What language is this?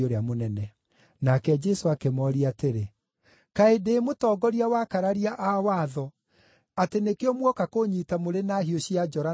Kikuyu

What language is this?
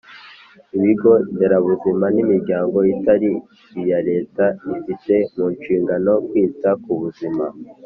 Kinyarwanda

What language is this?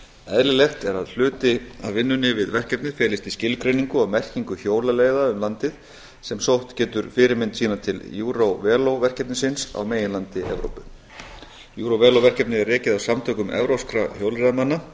Icelandic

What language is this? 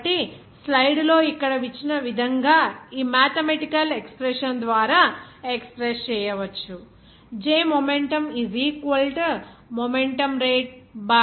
Telugu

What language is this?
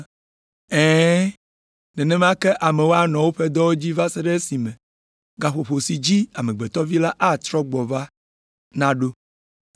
Ewe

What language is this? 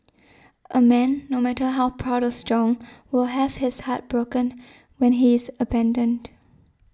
English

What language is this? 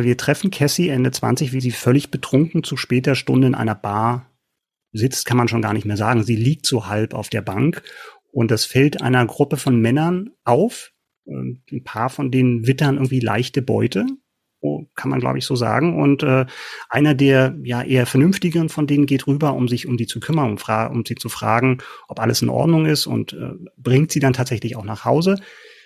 German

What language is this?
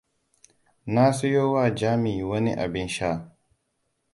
Hausa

